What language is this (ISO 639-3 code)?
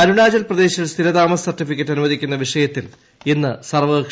mal